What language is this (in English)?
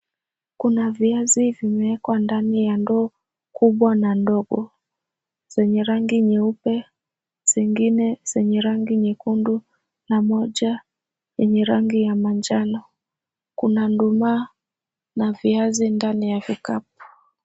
Swahili